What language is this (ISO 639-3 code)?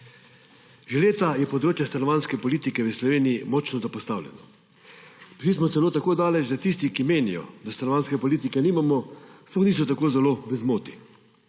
slv